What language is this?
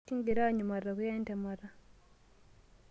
Masai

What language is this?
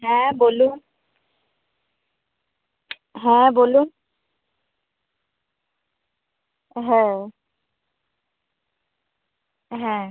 Bangla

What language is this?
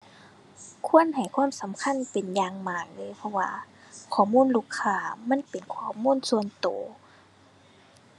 Thai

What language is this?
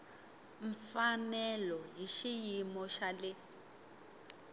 Tsonga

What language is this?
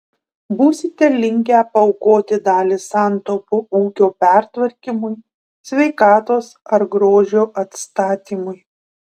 Lithuanian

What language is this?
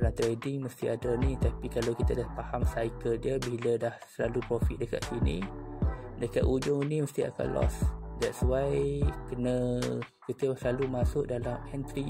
Malay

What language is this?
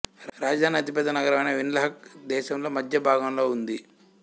Telugu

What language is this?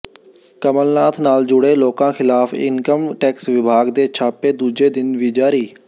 Punjabi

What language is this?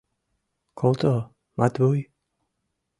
Mari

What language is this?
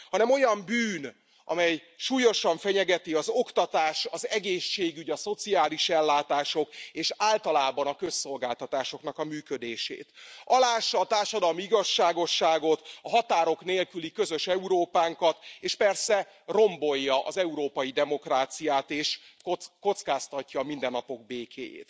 Hungarian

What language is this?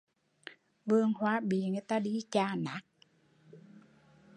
Vietnamese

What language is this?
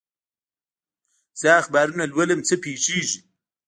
Pashto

